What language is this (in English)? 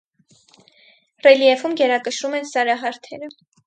Armenian